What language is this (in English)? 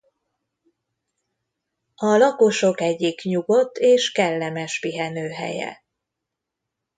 Hungarian